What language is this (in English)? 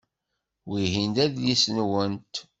Kabyle